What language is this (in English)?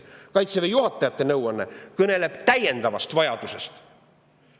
Estonian